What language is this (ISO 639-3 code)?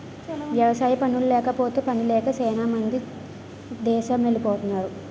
tel